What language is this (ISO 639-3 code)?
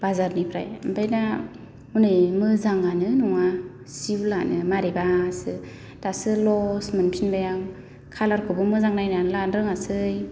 brx